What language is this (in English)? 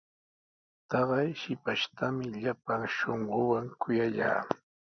Sihuas Ancash Quechua